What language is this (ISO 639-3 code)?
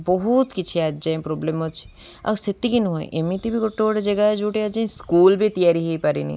ori